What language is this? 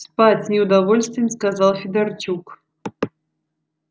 Russian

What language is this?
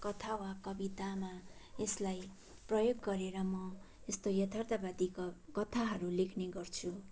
Nepali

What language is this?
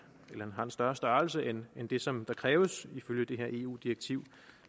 Danish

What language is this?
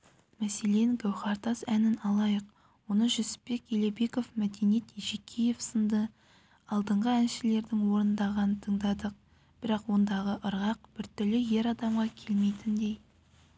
Kazakh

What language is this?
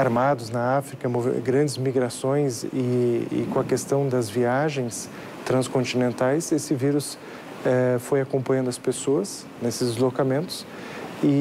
Portuguese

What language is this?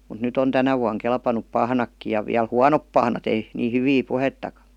Finnish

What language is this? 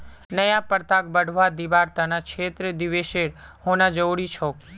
Magahi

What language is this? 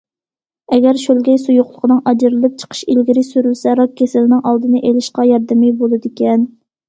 Uyghur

